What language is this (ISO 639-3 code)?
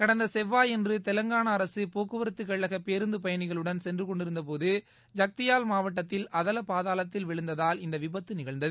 tam